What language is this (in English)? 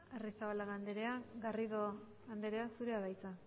Basque